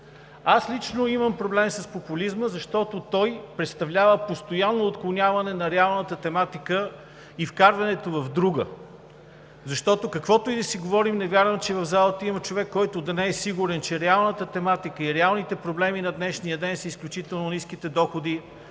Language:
Bulgarian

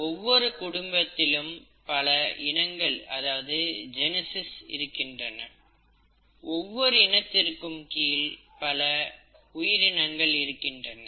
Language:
Tamil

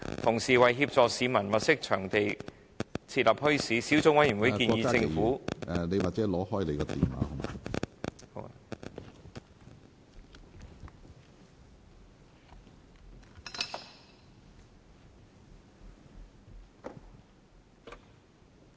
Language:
Cantonese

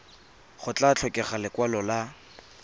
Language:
Tswana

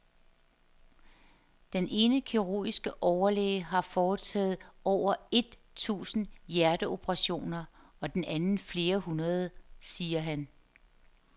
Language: Danish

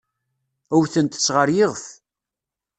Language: Kabyle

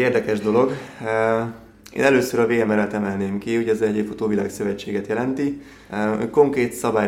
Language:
Hungarian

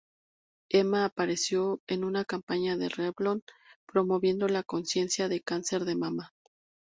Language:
Spanish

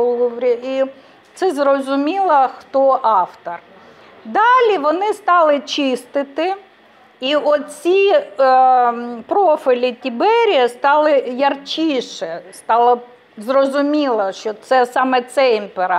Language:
Ukrainian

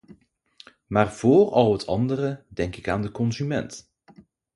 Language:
Dutch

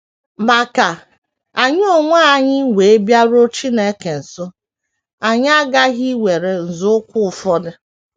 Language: Igbo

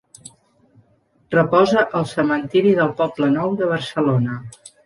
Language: Catalan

